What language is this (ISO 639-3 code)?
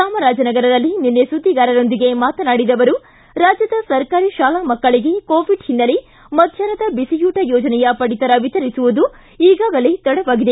kan